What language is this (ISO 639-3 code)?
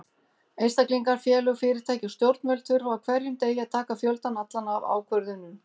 isl